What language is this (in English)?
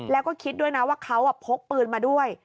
Thai